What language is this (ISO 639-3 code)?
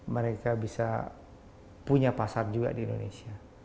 ind